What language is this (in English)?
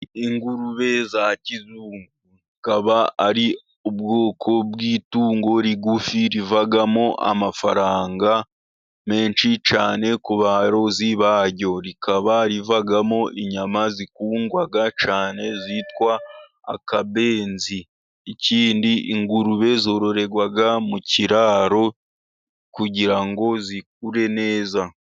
Kinyarwanda